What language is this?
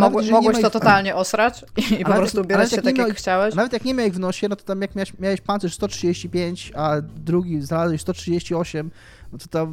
Polish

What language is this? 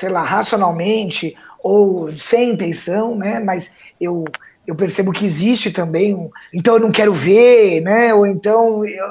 Portuguese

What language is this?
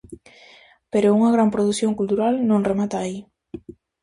Galician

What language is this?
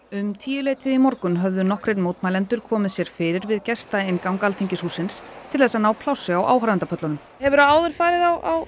Icelandic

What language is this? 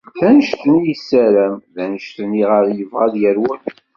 Kabyle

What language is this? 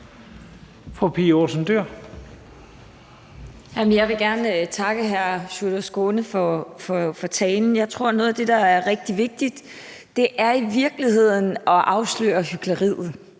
Danish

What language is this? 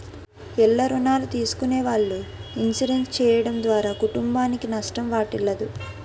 Telugu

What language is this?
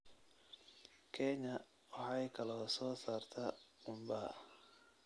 Somali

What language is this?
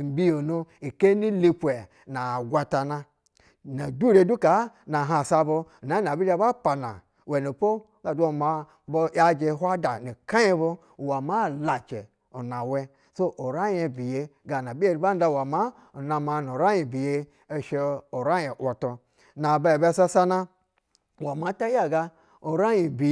Basa (Nigeria)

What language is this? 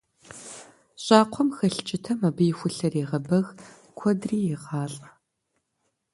Kabardian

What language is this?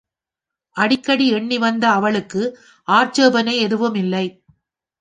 Tamil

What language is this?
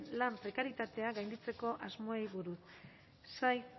Basque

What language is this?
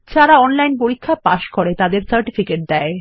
Bangla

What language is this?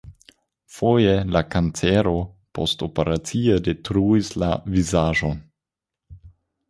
Esperanto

